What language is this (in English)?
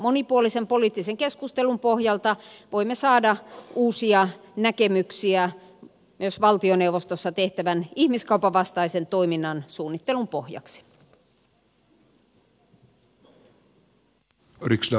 Finnish